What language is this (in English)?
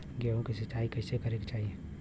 Bhojpuri